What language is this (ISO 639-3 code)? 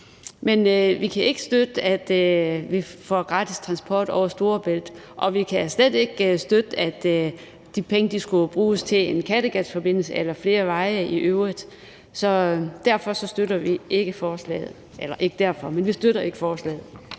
dan